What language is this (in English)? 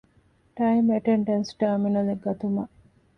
Divehi